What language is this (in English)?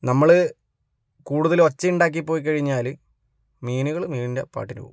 Malayalam